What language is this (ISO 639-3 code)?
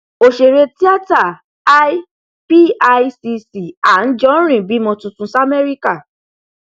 yor